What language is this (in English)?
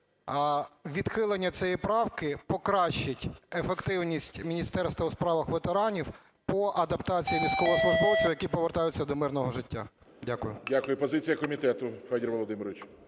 Ukrainian